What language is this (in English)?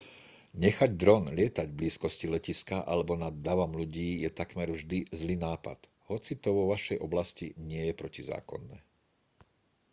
Slovak